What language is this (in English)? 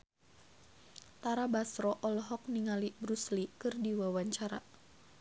Sundanese